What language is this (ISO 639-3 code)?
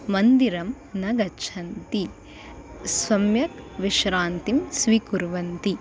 san